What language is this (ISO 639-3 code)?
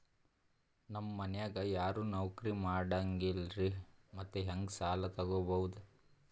kan